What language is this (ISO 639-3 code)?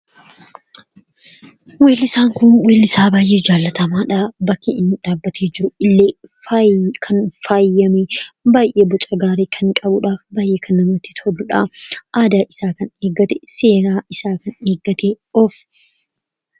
orm